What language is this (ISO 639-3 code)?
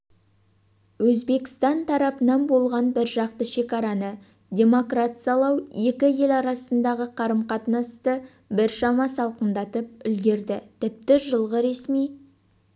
kaz